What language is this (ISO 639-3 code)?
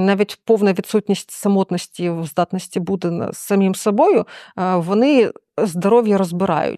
ukr